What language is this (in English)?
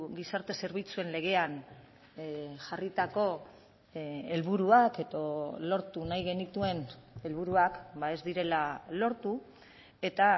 Basque